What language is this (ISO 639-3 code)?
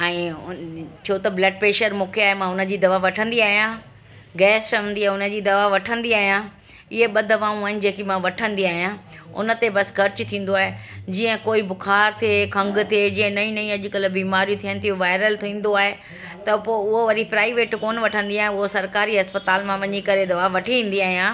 snd